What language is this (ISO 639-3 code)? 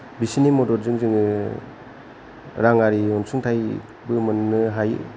brx